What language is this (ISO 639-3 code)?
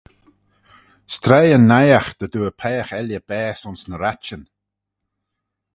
glv